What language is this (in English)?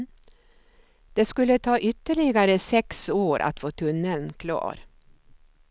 Swedish